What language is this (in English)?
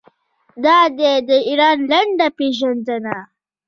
Pashto